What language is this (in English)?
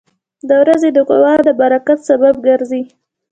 Pashto